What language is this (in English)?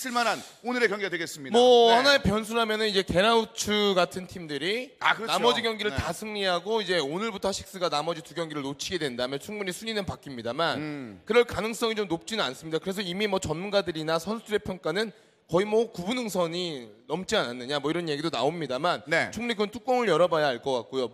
Korean